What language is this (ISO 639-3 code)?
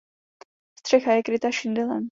ces